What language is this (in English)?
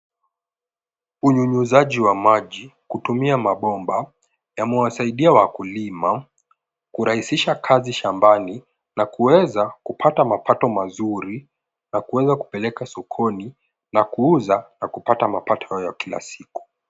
Swahili